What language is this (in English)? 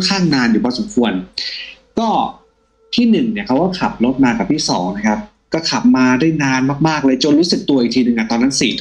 Thai